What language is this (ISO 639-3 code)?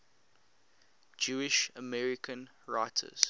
eng